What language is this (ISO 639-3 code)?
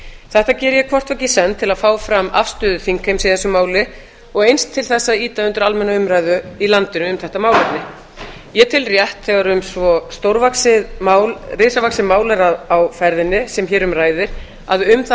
isl